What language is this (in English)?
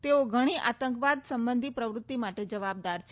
Gujarati